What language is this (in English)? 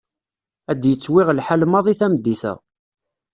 Kabyle